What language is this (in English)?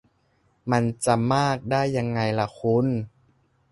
Thai